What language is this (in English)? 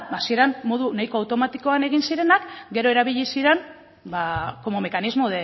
Basque